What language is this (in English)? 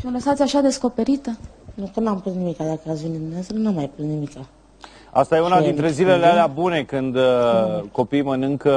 Romanian